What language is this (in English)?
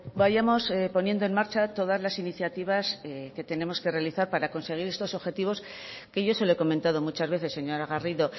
Spanish